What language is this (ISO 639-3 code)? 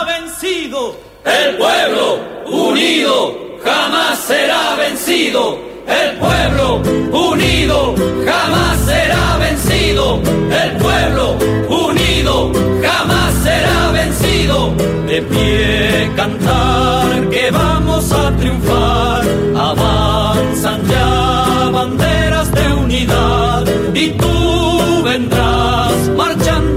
ell